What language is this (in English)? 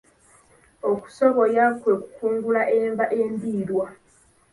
Ganda